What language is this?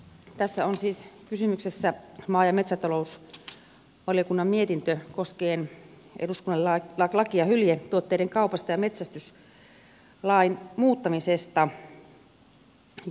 Finnish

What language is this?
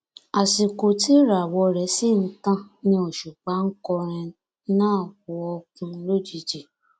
Yoruba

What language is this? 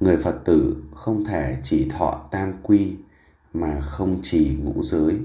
Vietnamese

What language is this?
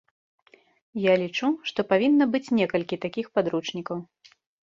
Belarusian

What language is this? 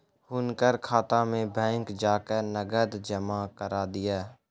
Maithili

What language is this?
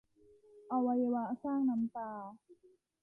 Thai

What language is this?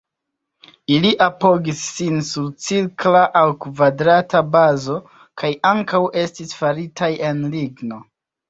Esperanto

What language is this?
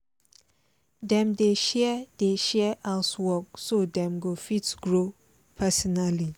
Nigerian Pidgin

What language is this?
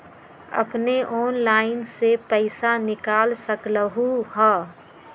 Magahi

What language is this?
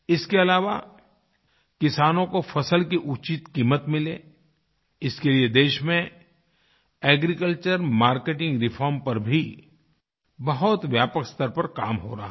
Hindi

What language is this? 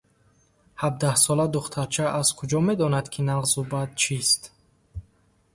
Tajik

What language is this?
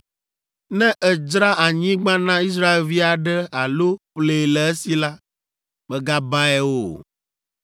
Ewe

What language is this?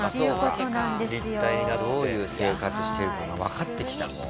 Japanese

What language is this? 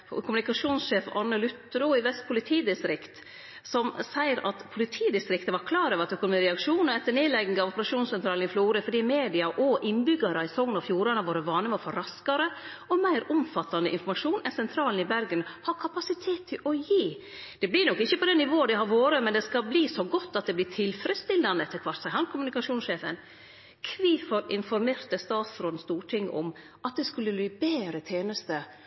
Norwegian Nynorsk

